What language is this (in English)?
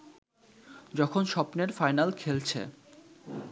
Bangla